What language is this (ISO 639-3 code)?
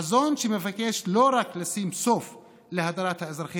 heb